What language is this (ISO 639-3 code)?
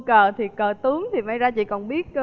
vie